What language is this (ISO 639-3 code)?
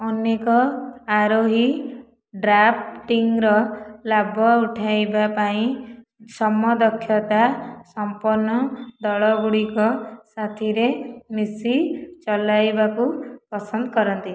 ori